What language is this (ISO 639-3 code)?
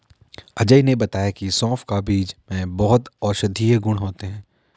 hin